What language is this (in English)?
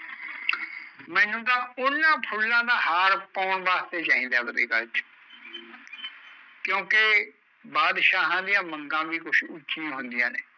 Punjabi